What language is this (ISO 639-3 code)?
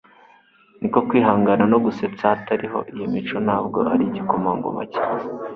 kin